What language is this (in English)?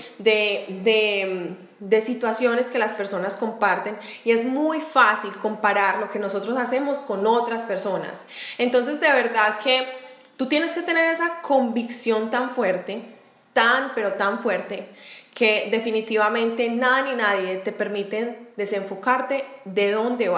Spanish